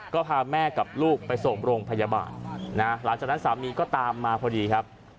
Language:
Thai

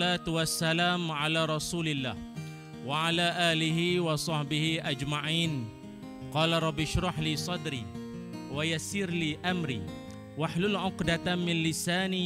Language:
Malay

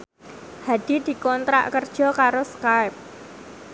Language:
Javanese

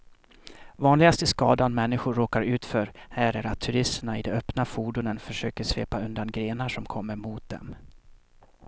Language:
Swedish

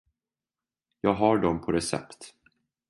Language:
Swedish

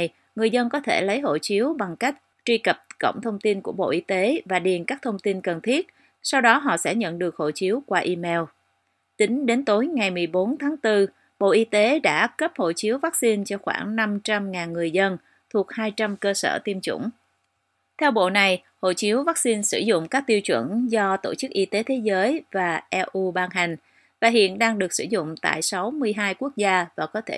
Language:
Vietnamese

